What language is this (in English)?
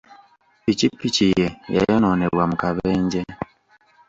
Ganda